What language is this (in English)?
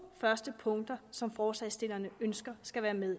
Danish